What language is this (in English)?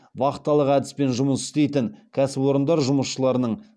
Kazakh